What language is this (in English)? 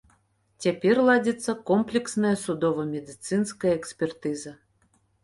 Belarusian